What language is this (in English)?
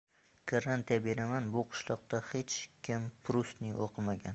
Uzbek